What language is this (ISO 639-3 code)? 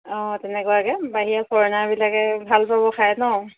asm